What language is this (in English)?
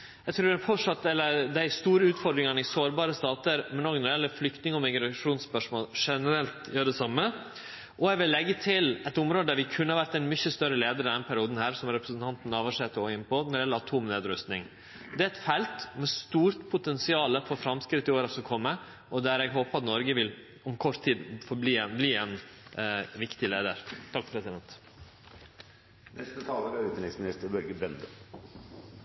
Norwegian